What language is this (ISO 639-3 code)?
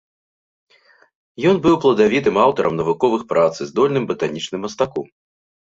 bel